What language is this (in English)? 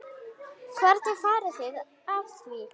Icelandic